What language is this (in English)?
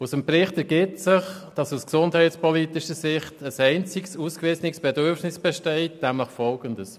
Swiss German